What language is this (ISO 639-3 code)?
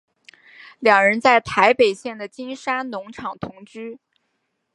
zho